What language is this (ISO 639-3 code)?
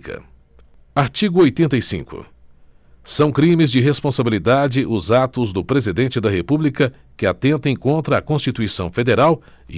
por